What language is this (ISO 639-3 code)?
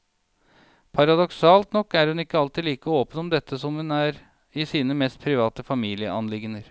nor